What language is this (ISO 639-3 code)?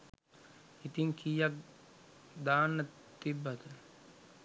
sin